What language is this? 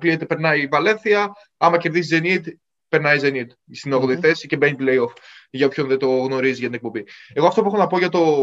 Greek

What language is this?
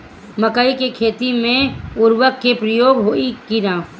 Bhojpuri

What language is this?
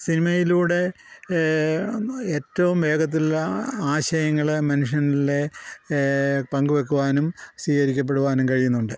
Malayalam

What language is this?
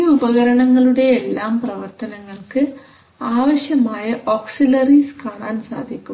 Malayalam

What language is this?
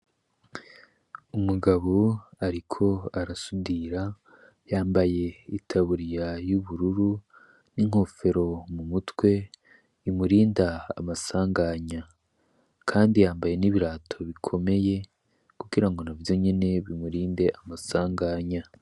Rundi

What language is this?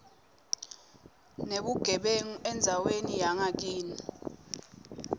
Swati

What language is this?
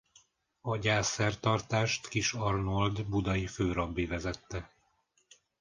Hungarian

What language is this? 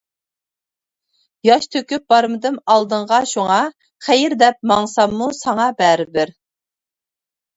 Uyghur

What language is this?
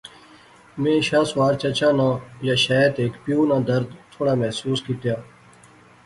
Pahari-Potwari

